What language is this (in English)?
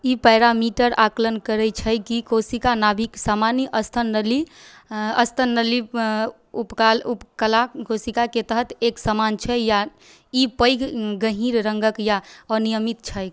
Maithili